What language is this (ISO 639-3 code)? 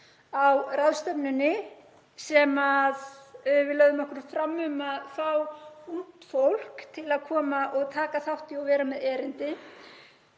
isl